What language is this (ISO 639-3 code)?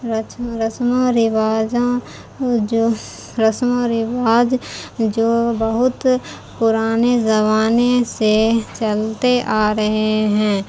urd